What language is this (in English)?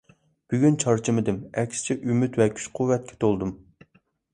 Uyghur